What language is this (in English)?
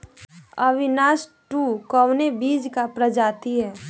Bhojpuri